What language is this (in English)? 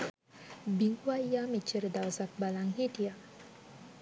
Sinhala